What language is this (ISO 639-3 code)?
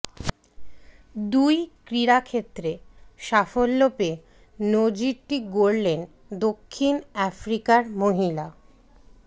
ben